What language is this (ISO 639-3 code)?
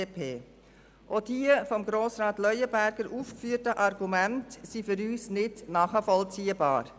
gsw